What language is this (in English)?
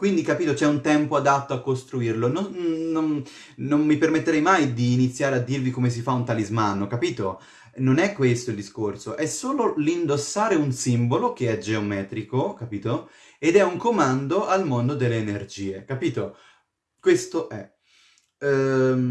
Italian